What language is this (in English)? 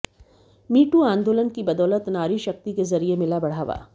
Hindi